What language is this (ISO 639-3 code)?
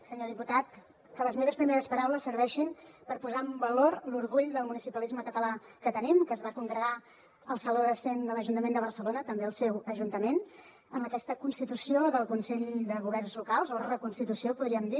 cat